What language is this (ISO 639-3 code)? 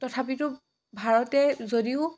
asm